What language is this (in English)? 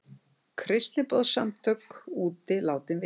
Icelandic